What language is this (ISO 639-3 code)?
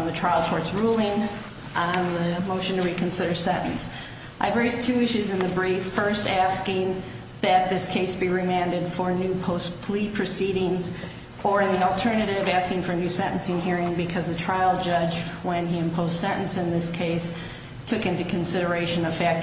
eng